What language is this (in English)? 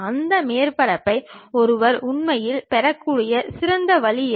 Tamil